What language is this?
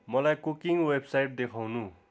Nepali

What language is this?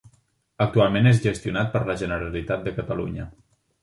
Catalan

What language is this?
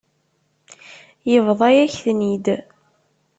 Kabyle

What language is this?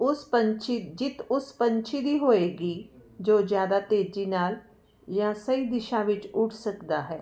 Punjabi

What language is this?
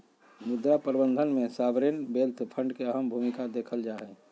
Magahi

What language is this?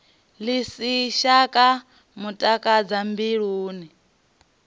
Venda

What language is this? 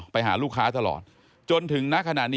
Thai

